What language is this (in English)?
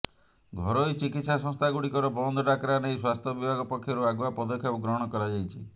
Odia